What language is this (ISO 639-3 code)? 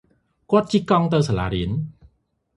khm